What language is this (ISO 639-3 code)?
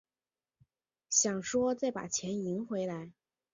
zho